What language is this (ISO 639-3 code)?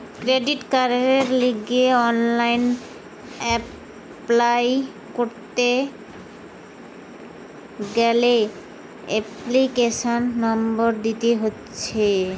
ben